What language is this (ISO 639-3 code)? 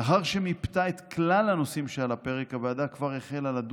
heb